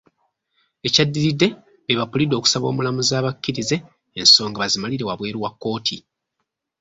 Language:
Ganda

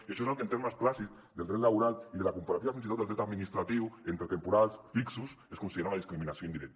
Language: Catalan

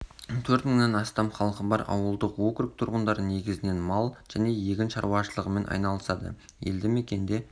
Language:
Kazakh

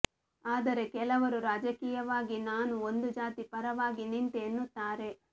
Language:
Kannada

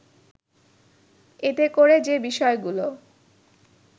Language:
Bangla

